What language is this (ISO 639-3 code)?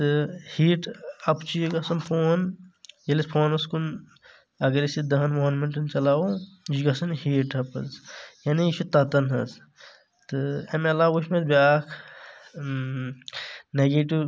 kas